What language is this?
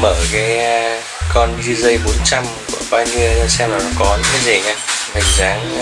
Vietnamese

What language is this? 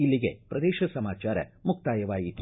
Kannada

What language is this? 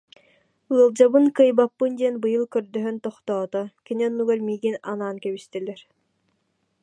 Yakut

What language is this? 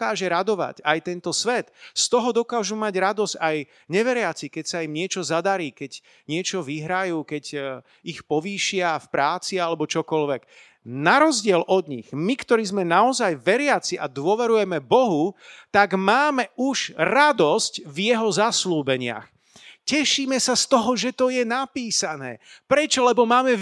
Slovak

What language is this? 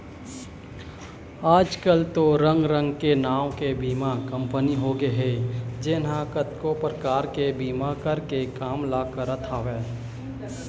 Chhattisgarhi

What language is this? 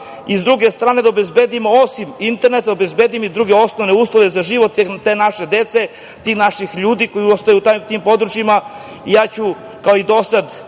Serbian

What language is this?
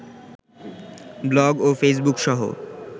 Bangla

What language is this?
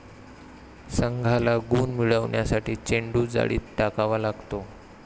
Marathi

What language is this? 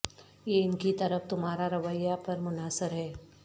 Urdu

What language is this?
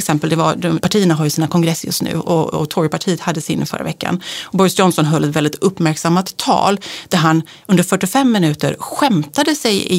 Swedish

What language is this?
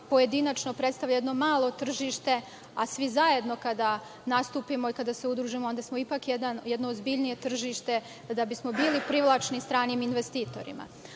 Serbian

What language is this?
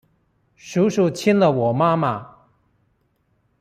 Chinese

